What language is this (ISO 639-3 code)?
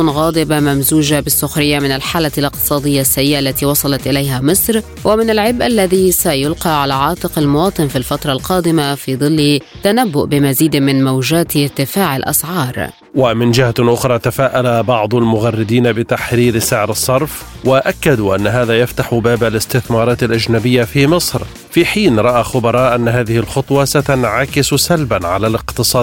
ara